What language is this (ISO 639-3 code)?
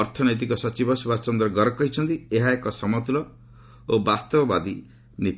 ori